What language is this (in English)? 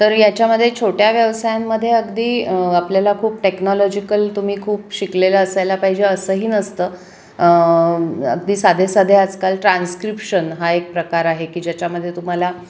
Marathi